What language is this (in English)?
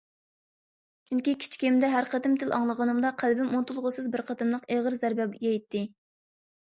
Uyghur